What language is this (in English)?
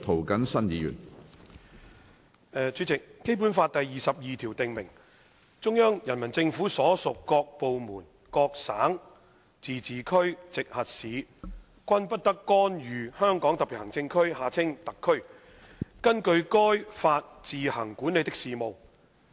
Cantonese